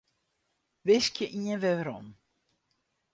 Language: Western Frisian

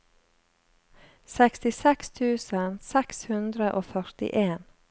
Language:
Norwegian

